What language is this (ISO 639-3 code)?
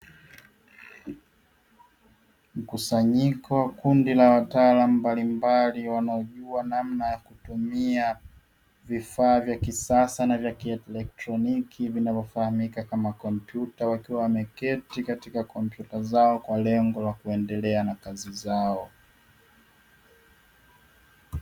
swa